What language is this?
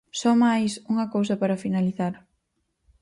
Galician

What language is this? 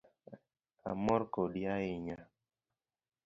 Luo (Kenya and Tanzania)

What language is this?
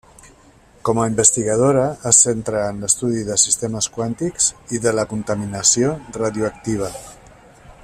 Catalan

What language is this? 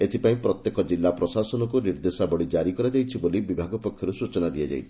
Odia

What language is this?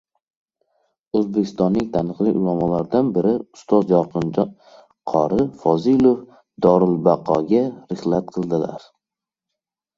Uzbek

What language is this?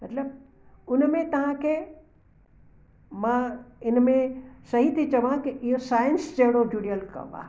Sindhi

